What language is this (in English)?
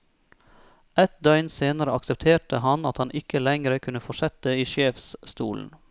Norwegian